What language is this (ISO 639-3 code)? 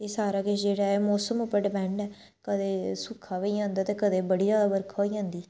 doi